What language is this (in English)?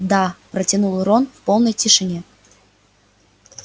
Russian